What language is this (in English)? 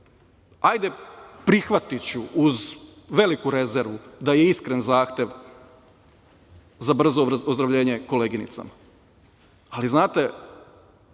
Serbian